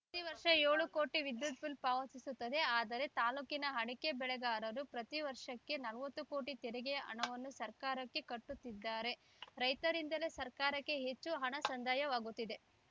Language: Kannada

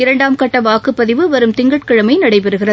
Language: Tamil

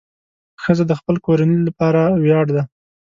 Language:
Pashto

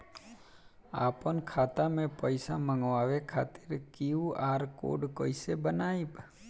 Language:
Bhojpuri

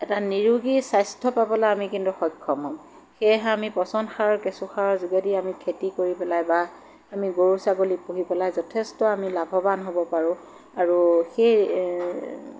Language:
Assamese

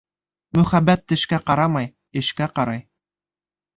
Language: Bashkir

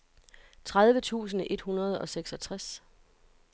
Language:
Danish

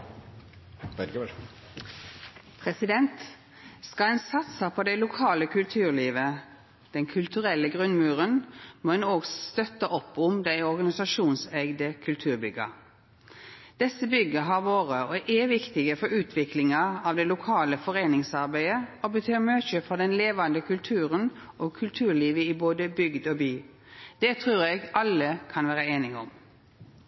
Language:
Norwegian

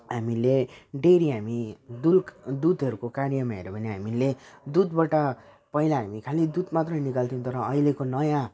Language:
Nepali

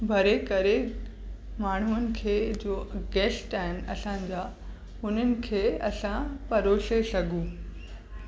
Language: Sindhi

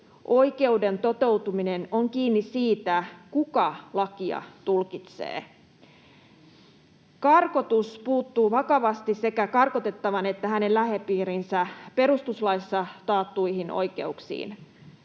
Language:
Finnish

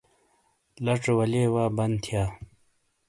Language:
Shina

